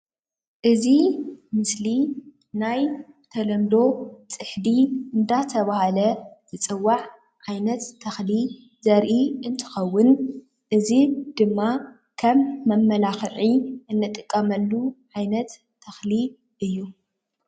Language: Tigrinya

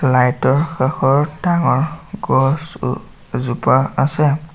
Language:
Assamese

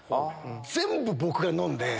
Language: Japanese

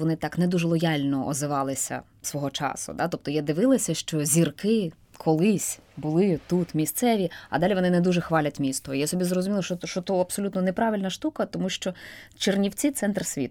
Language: Ukrainian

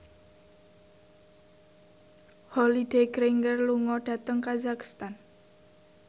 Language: Javanese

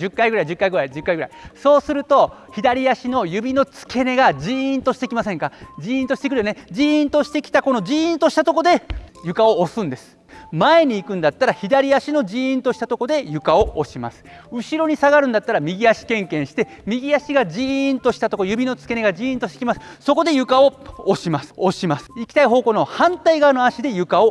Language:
Japanese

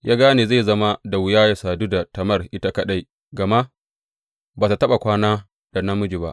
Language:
Hausa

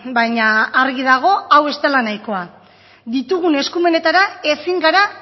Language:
Basque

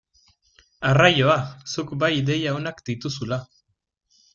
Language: Basque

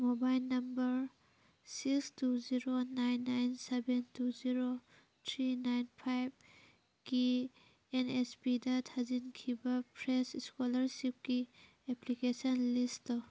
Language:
Manipuri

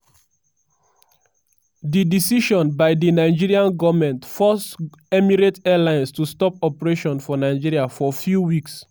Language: Nigerian Pidgin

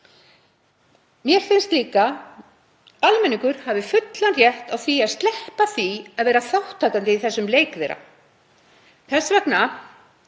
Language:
Icelandic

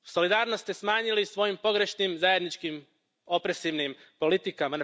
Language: Croatian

